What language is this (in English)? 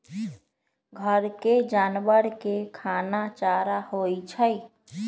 Magahi